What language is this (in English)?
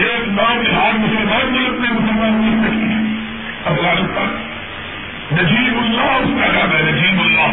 Urdu